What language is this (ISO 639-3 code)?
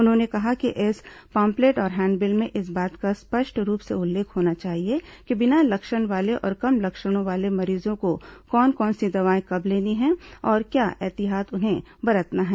hin